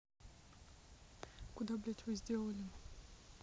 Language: Russian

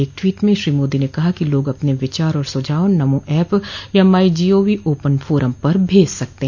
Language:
Hindi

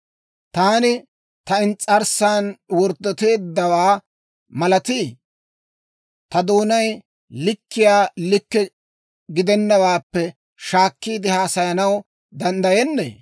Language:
Dawro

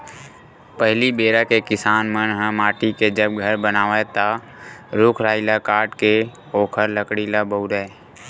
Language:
Chhattisgarhi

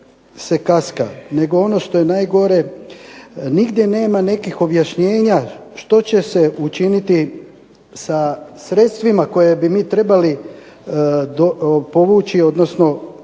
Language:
Croatian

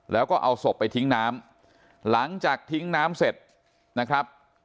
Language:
Thai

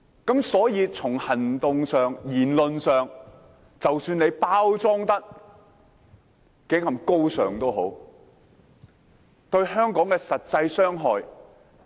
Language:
Cantonese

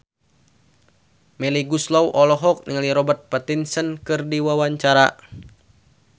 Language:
Sundanese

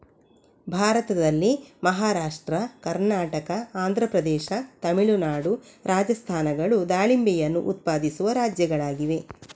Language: Kannada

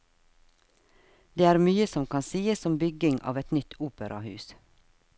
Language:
Norwegian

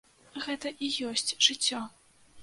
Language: Belarusian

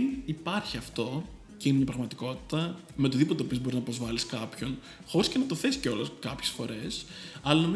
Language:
Greek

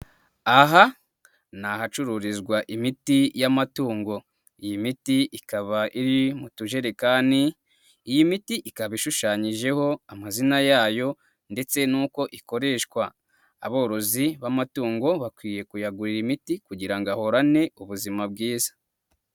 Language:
Kinyarwanda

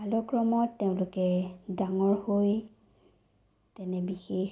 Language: Assamese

